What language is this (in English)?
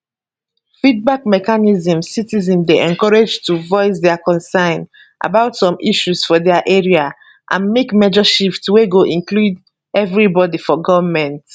Nigerian Pidgin